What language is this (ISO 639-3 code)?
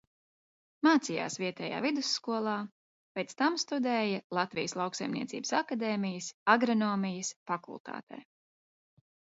lav